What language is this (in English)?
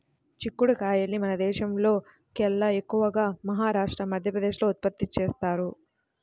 Telugu